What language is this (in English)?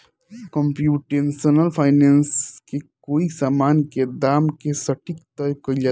Bhojpuri